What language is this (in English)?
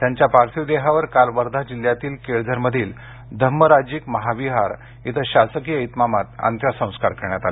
Marathi